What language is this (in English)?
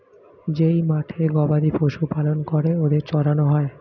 Bangla